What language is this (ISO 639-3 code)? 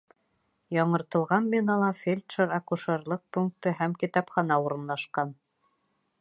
bak